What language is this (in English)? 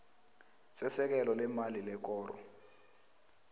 South Ndebele